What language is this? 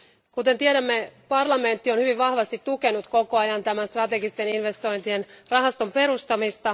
Finnish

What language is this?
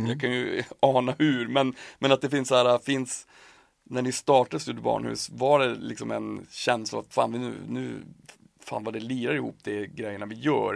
Swedish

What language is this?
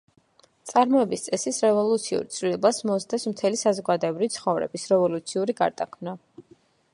Georgian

